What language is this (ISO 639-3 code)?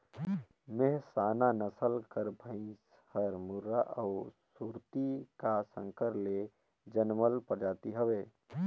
hne